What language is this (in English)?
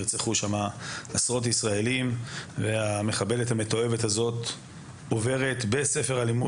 Hebrew